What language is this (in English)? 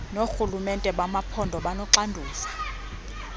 Xhosa